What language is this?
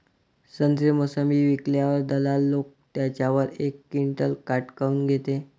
Marathi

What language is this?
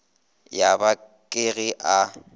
Northern Sotho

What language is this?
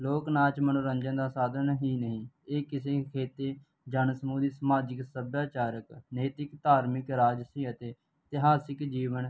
Punjabi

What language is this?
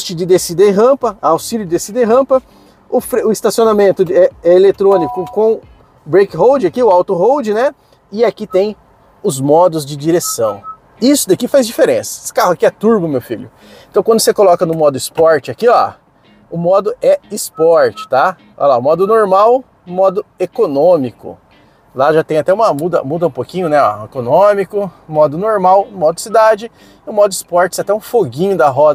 Portuguese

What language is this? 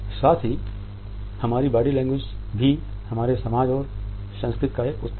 Hindi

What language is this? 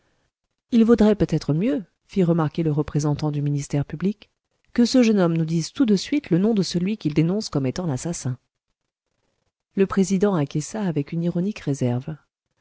French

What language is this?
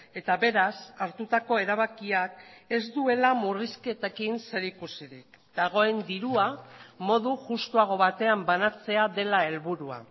Basque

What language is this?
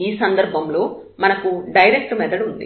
Telugu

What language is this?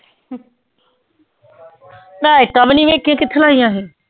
Punjabi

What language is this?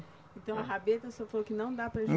Portuguese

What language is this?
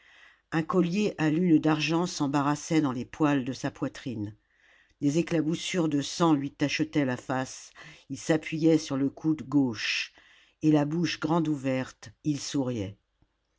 French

